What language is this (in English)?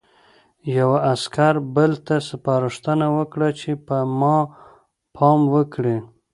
Pashto